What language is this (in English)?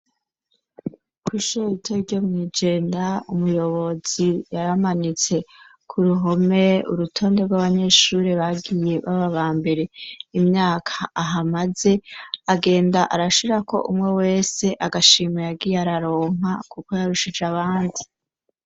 Rundi